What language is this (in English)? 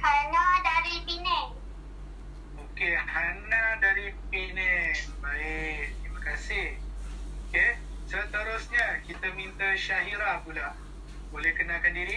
Malay